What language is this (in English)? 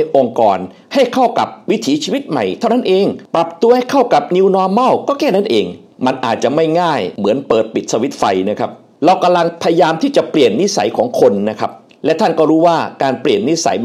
Thai